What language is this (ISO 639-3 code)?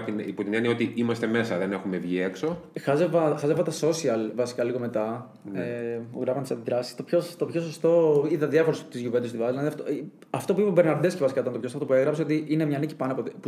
ell